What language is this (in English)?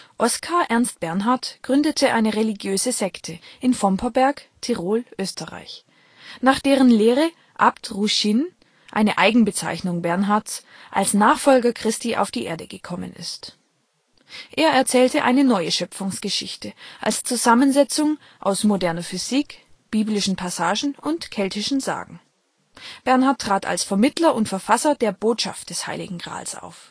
German